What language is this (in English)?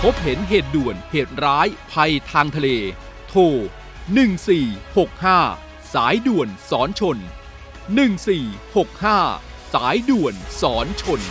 Thai